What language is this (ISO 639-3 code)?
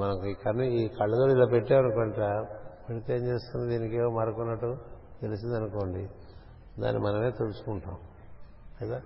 tel